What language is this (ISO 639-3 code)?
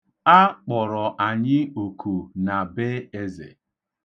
ibo